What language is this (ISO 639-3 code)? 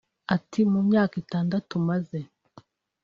kin